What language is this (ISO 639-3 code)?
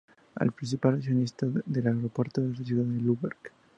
spa